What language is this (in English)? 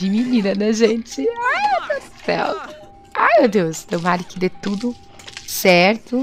Portuguese